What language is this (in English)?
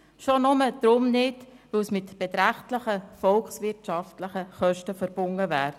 Swiss German